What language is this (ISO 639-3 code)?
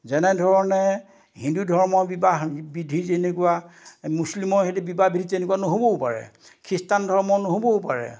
asm